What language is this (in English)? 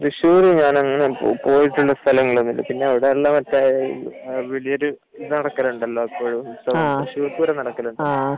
Malayalam